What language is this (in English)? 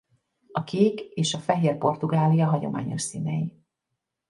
Hungarian